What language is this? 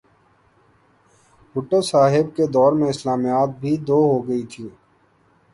Urdu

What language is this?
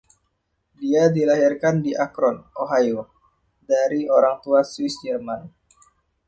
Indonesian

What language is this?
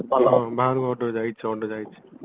Odia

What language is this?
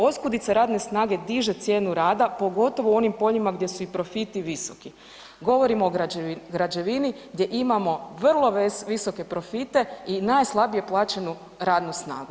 Croatian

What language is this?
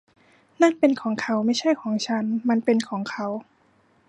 Thai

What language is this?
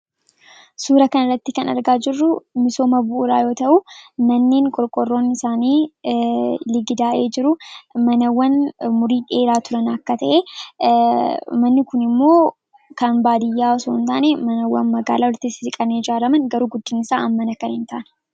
Oromo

